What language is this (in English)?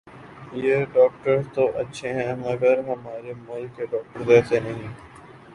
Urdu